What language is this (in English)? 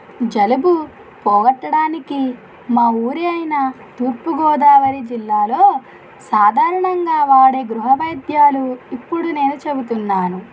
Telugu